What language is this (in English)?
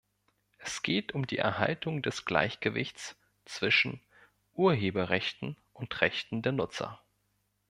German